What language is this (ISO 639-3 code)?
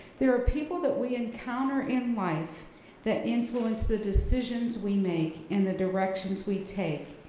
eng